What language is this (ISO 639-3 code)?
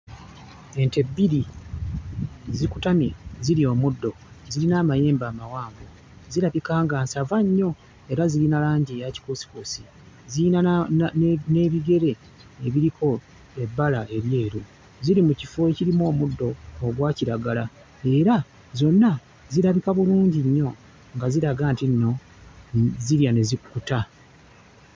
lug